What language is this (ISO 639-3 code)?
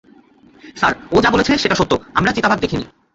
ben